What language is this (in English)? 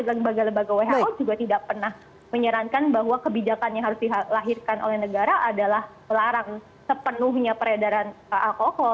Indonesian